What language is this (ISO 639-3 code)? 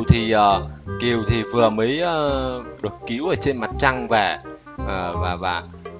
vie